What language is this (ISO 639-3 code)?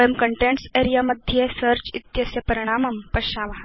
san